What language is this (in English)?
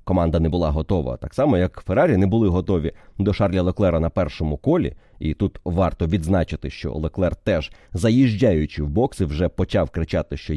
Ukrainian